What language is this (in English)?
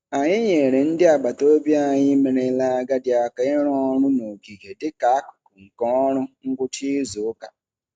Igbo